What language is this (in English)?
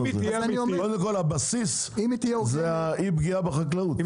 Hebrew